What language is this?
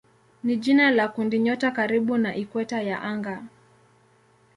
Swahili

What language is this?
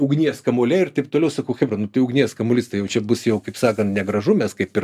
Lithuanian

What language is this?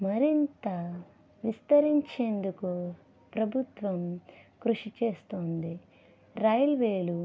Telugu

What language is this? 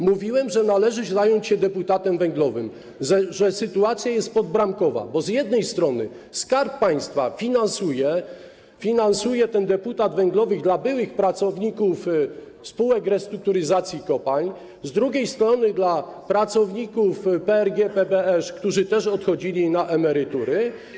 Polish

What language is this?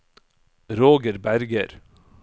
Norwegian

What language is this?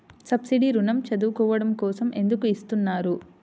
Telugu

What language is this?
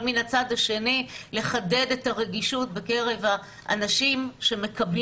Hebrew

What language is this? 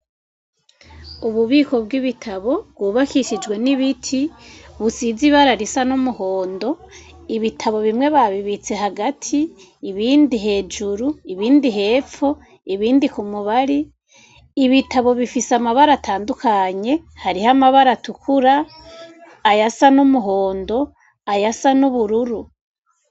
Rundi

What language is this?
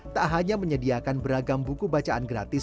Indonesian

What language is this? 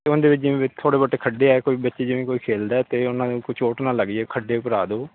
Punjabi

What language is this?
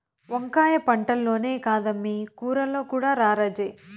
Telugu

